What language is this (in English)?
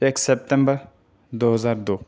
Urdu